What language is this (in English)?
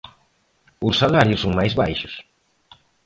Galician